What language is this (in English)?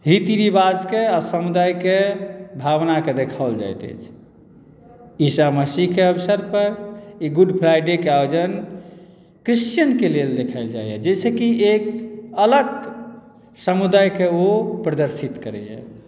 Maithili